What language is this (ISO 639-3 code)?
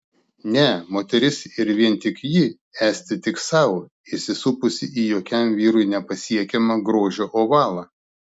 lit